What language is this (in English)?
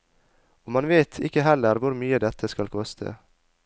Norwegian